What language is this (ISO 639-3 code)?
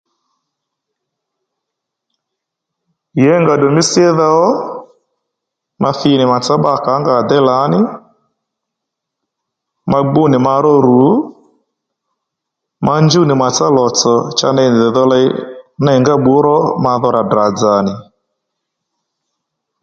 led